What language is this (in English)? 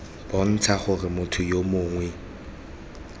Tswana